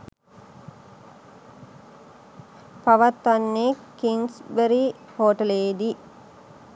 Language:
Sinhala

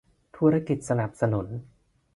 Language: Thai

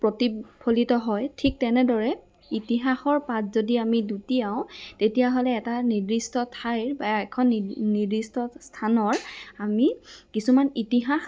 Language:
Assamese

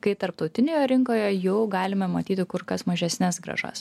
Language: Lithuanian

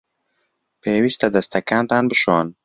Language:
Central Kurdish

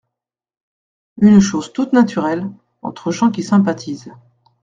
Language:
French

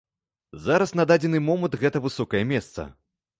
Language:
Belarusian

